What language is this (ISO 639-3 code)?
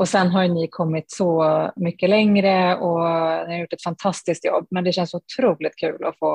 swe